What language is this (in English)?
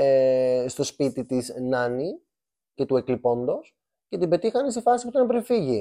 Greek